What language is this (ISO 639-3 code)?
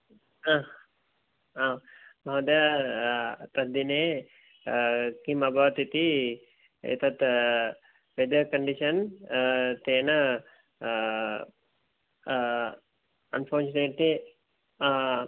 san